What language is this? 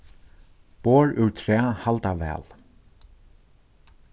Faroese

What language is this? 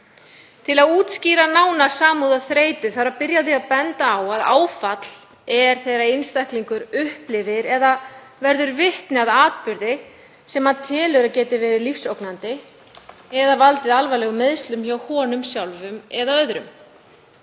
Icelandic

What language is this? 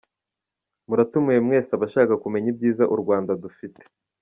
Kinyarwanda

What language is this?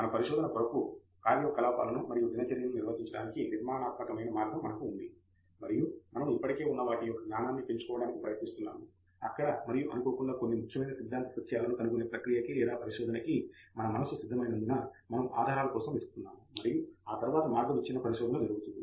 Telugu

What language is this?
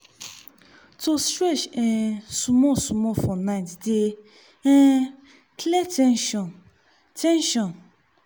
Nigerian Pidgin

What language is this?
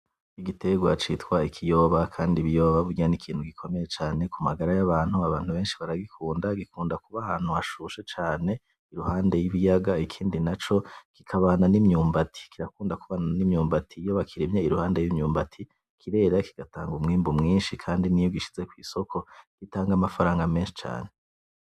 Rundi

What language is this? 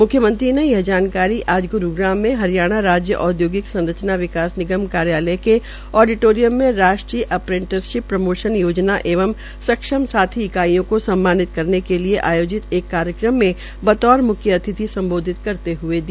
Hindi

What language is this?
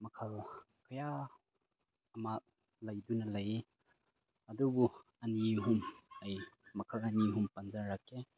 Manipuri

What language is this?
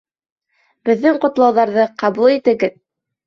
Bashkir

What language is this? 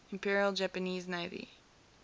English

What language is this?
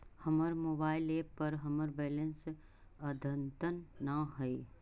Magahi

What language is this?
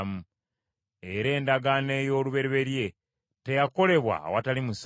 Ganda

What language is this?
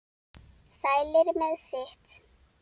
Icelandic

